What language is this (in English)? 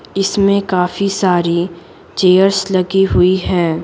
Hindi